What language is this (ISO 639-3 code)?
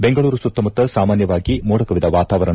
kan